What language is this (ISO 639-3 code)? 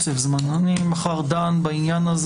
heb